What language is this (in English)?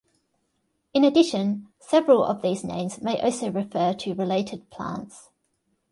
English